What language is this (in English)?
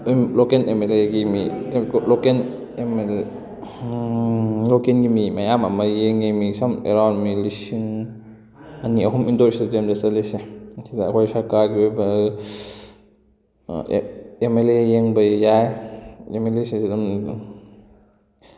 Manipuri